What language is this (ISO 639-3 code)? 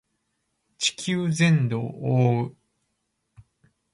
jpn